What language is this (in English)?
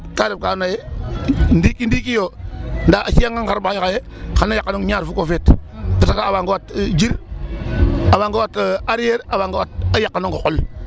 Serer